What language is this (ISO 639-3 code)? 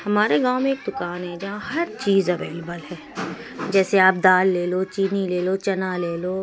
urd